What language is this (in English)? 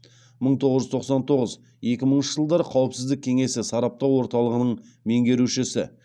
Kazakh